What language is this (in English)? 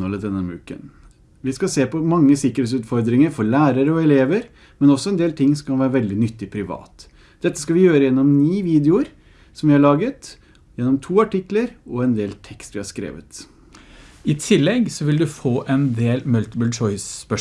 Norwegian